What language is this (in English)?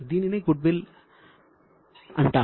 Telugu